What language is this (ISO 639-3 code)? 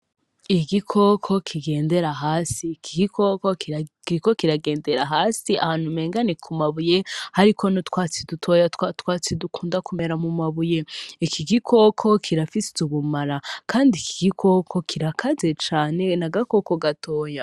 run